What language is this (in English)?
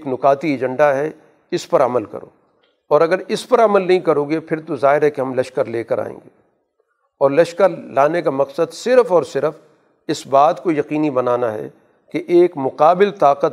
Urdu